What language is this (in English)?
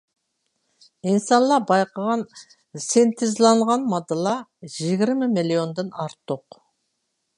Uyghur